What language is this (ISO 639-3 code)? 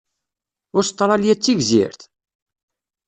kab